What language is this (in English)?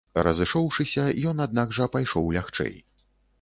Belarusian